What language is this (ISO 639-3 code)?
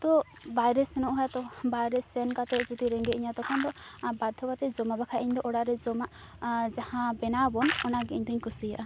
sat